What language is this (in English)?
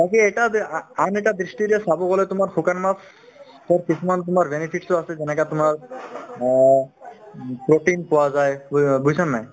Assamese